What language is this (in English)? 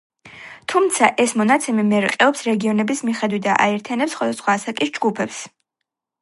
Georgian